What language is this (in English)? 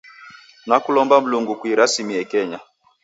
Taita